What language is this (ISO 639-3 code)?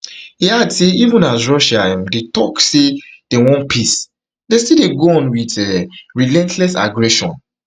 pcm